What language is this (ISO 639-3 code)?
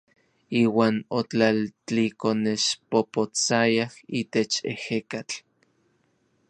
nlv